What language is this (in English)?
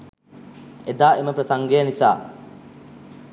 Sinhala